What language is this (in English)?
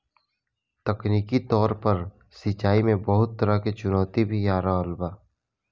Bhojpuri